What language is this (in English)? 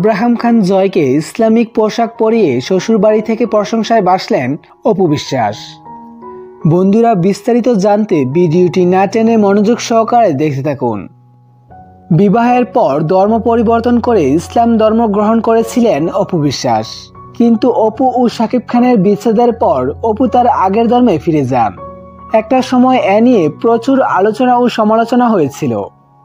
Romanian